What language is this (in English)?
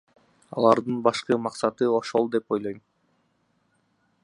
Kyrgyz